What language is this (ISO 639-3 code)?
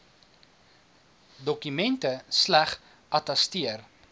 afr